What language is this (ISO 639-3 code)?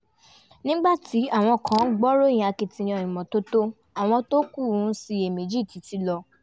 yor